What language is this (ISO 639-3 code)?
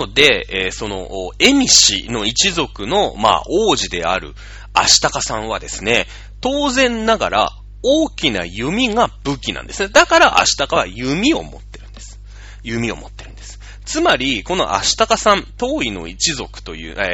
jpn